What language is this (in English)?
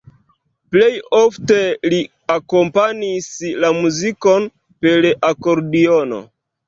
Esperanto